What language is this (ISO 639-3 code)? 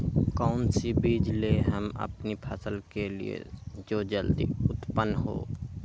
mag